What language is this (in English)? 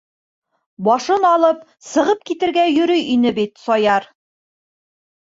Bashkir